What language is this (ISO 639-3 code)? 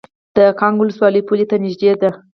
pus